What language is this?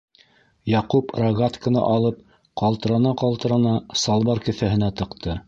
Bashkir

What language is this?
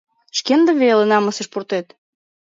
Mari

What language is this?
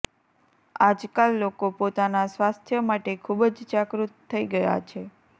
Gujarati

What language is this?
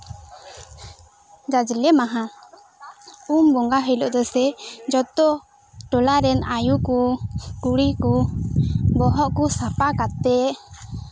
Santali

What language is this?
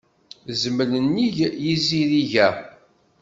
Kabyle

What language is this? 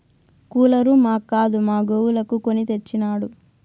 Telugu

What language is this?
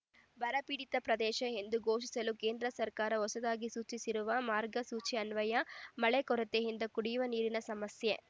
Kannada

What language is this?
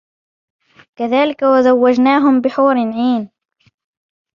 Arabic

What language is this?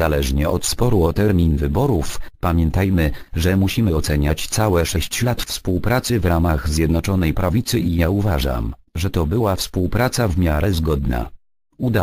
Polish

